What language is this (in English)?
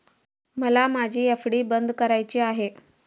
Marathi